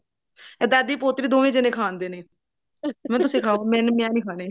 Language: Punjabi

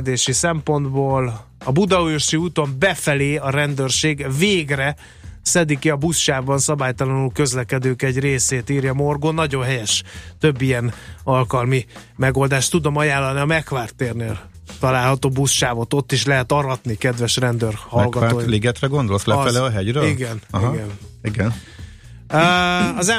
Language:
Hungarian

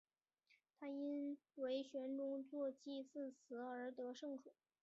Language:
Chinese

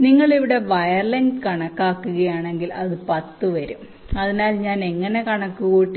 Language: Malayalam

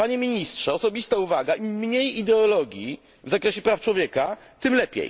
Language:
Polish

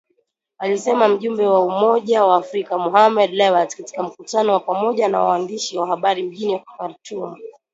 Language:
Swahili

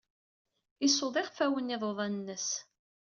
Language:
Kabyle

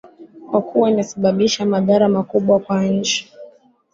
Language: Swahili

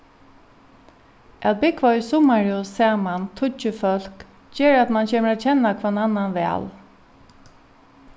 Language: Faroese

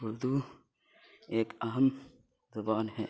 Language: Urdu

